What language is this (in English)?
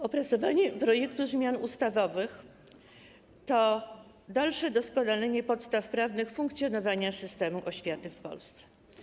Polish